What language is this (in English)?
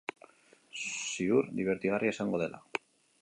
Basque